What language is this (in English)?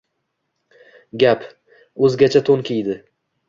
Uzbek